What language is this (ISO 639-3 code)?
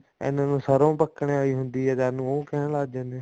pan